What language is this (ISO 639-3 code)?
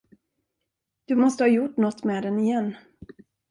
swe